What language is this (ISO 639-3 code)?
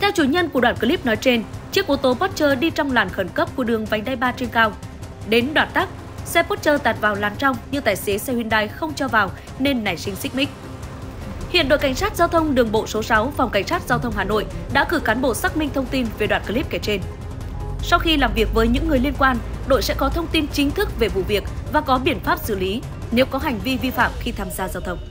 vie